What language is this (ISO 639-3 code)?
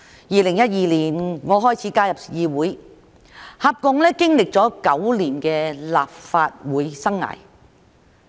yue